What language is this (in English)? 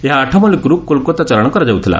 Odia